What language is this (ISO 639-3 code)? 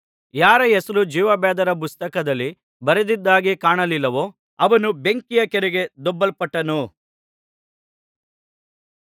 kan